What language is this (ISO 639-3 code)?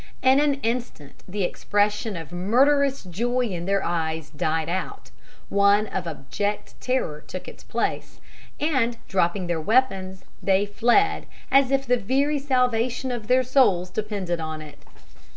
eng